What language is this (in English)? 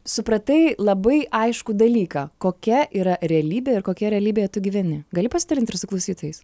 Lithuanian